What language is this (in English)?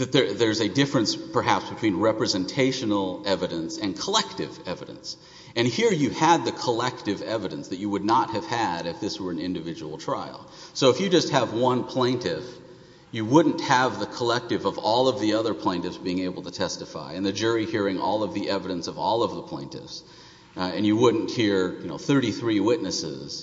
English